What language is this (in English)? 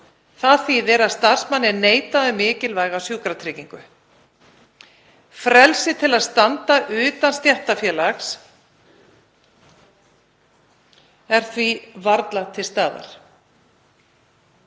Icelandic